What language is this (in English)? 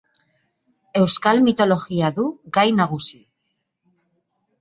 Basque